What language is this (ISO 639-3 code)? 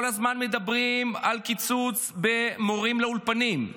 heb